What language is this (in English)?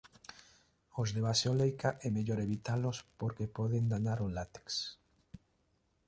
Galician